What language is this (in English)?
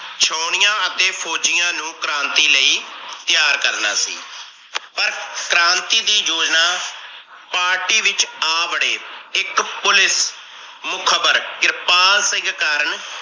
Punjabi